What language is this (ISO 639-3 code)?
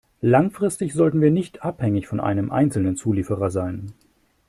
deu